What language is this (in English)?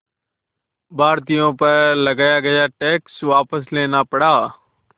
Hindi